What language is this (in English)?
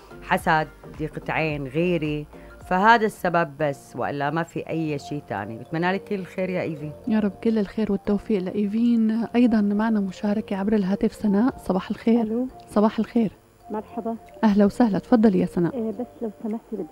Arabic